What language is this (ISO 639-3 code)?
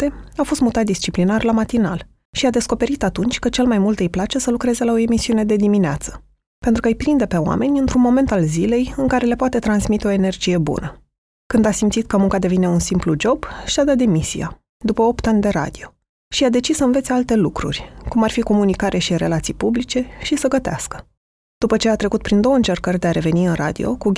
ron